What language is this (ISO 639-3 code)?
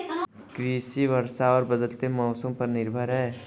hin